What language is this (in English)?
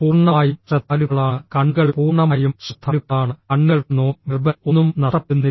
Malayalam